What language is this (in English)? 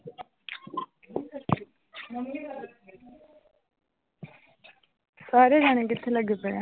Punjabi